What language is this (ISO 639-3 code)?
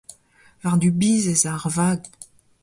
bre